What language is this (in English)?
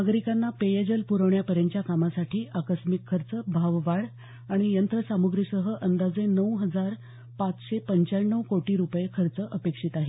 Marathi